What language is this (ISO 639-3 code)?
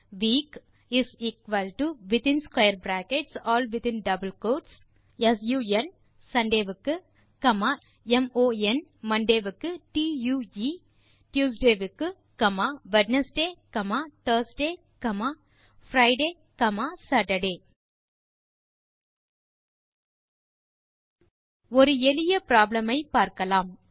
tam